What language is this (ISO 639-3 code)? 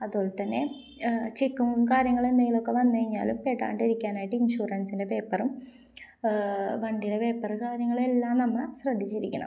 mal